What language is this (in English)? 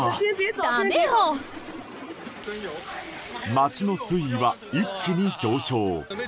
Japanese